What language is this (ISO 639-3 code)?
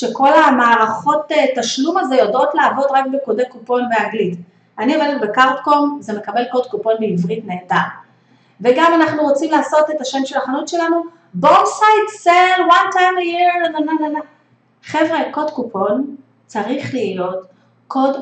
heb